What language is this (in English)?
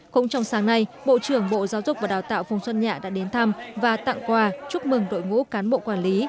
Vietnamese